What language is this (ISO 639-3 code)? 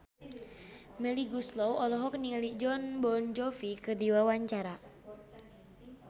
sun